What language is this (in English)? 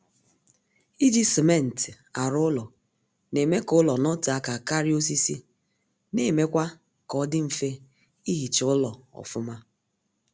Igbo